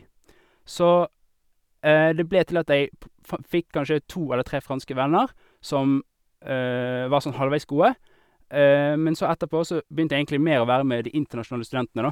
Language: Norwegian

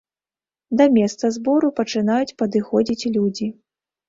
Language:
Belarusian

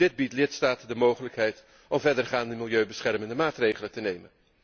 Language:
Dutch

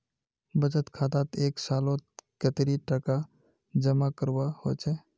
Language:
Magahi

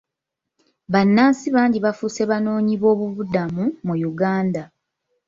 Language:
Ganda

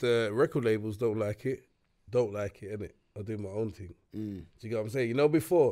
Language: English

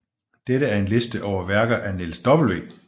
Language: Danish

